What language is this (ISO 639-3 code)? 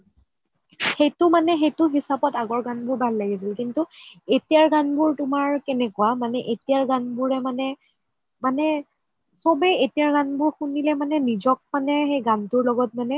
asm